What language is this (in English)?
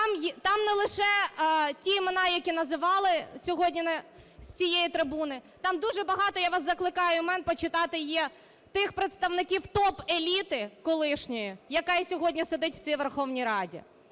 Ukrainian